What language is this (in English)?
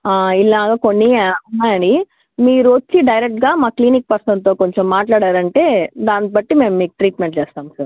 Telugu